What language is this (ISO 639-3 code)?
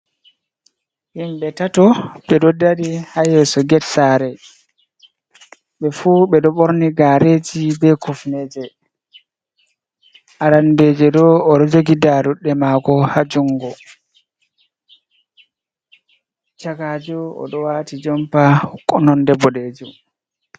ful